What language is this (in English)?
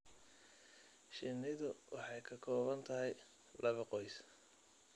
Somali